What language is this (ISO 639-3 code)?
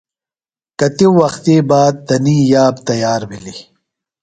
phl